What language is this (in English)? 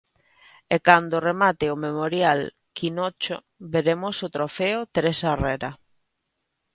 Galician